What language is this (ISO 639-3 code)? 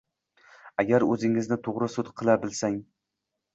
uzb